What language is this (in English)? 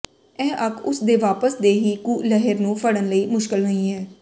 Punjabi